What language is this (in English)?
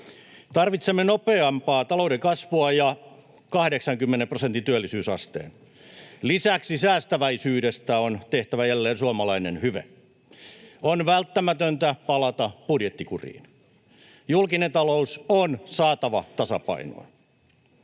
Finnish